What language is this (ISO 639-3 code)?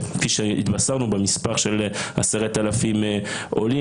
heb